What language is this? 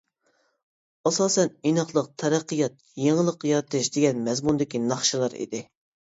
Uyghur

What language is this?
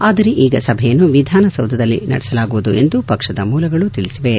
Kannada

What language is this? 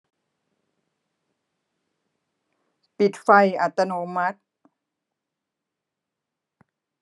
Thai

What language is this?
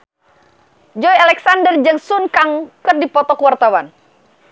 Sundanese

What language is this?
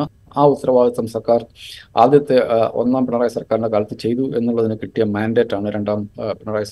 Malayalam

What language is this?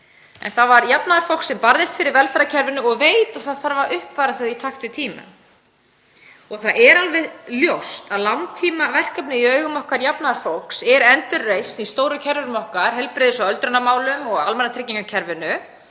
Icelandic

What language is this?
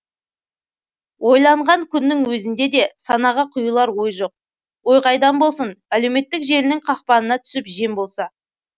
Kazakh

